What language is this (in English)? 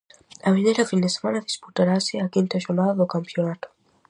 Galician